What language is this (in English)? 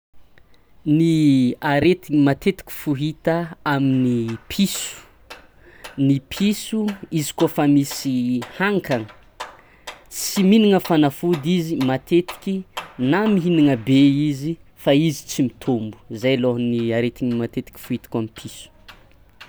Tsimihety Malagasy